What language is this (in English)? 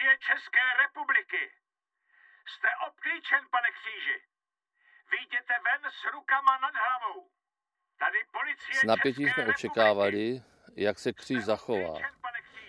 Czech